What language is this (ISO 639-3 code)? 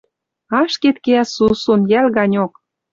mrj